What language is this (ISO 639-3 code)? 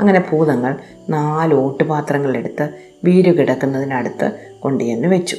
mal